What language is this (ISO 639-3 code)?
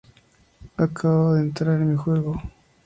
spa